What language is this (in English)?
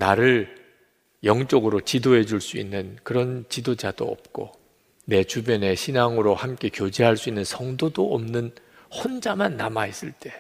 Korean